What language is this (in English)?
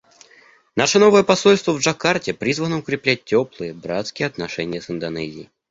Russian